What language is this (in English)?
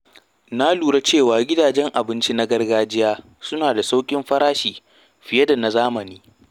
Hausa